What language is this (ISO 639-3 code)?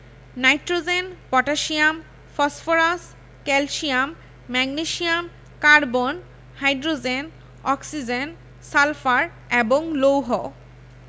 ben